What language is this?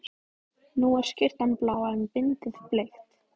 Icelandic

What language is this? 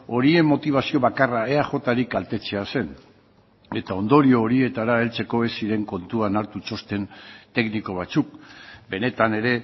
Basque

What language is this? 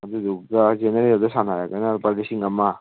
Manipuri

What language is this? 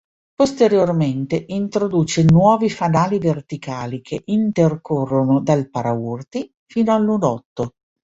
Italian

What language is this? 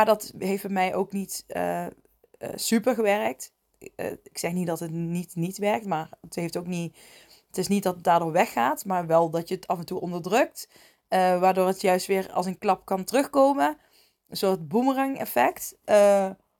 Dutch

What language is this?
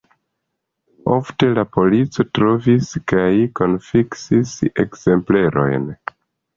Esperanto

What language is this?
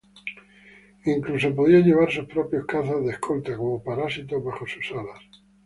Spanish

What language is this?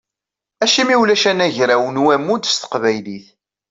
Kabyle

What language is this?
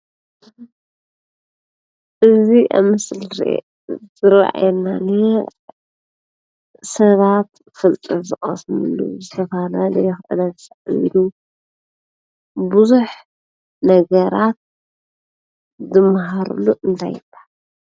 Tigrinya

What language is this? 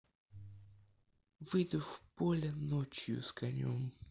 Russian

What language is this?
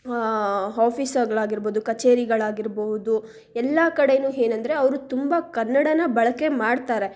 Kannada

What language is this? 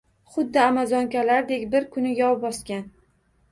Uzbek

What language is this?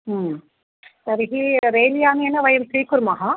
Sanskrit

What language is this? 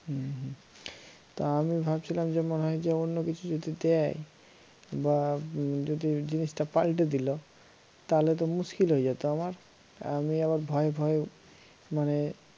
Bangla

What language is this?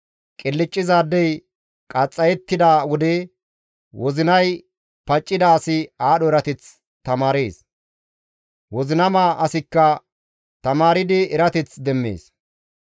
Gamo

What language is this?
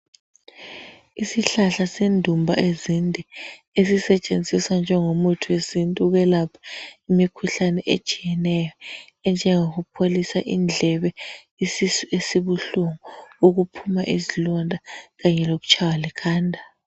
North Ndebele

